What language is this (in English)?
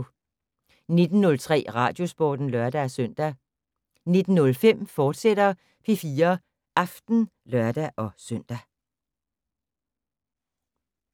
Danish